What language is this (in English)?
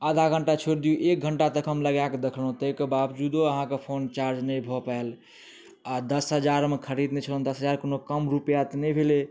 Maithili